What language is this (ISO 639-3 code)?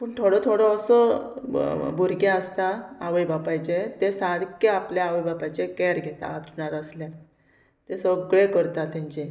kok